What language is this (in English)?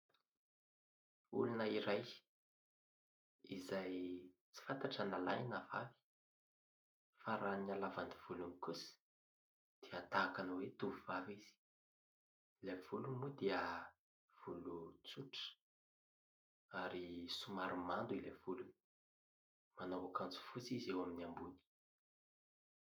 Malagasy